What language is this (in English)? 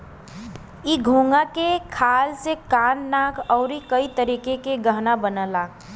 Bhojpuri